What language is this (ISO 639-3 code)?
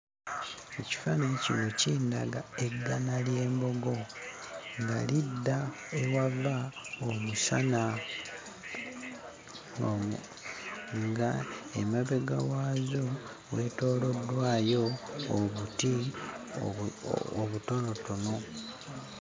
lug